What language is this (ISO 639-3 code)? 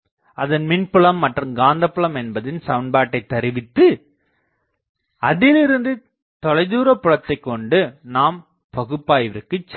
tam